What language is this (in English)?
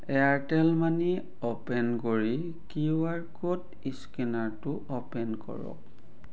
Assamese